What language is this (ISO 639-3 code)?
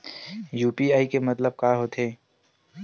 hne